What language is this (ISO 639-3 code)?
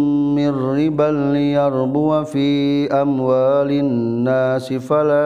msa